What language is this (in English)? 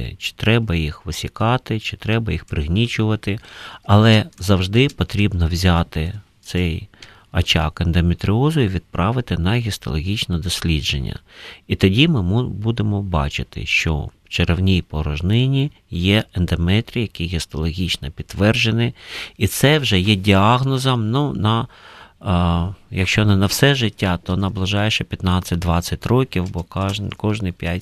Ukrainian